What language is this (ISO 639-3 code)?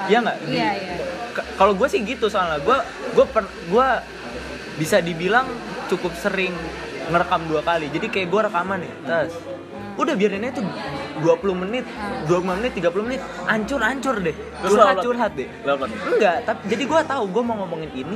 ind